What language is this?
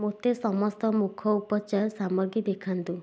Odia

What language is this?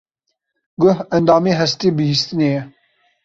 Kurdish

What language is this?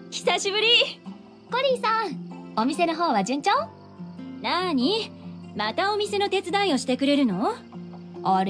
Japanese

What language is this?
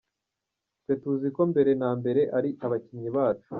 Kinyarwanda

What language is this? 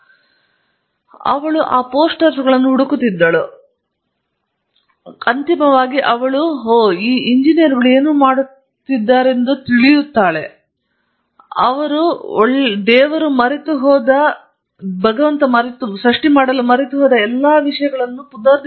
Kannada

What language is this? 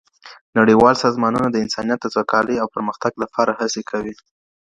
Pashto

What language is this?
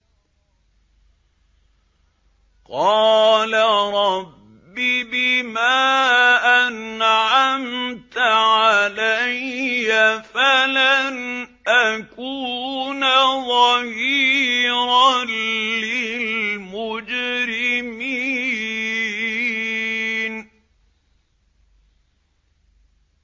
Arabic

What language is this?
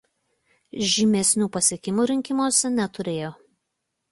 Lithuanian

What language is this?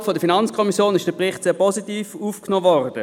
Swiss German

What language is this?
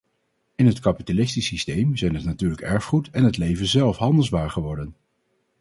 Dutch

